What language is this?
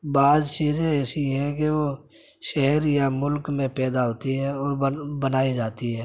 Urdu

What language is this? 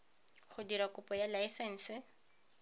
Tswana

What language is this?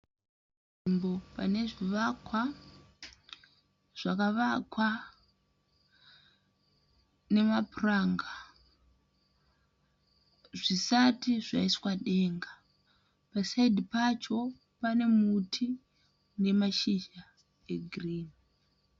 Shona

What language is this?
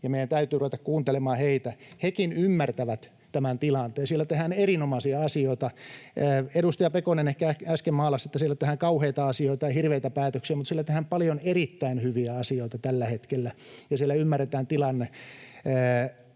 Finnish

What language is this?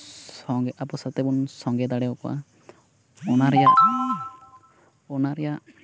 Santali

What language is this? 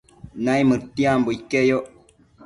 Matsés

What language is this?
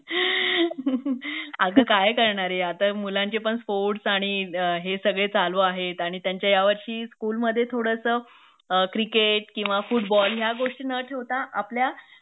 Marathi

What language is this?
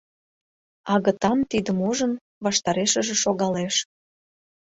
Mari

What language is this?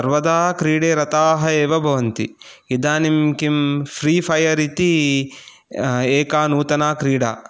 Sanskrit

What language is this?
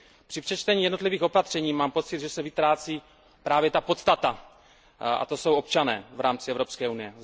Czech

